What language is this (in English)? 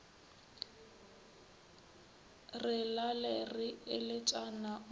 Northern Sotho